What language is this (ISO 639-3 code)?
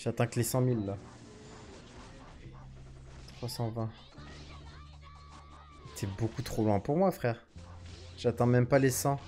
fra